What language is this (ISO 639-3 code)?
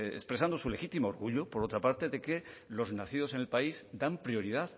spa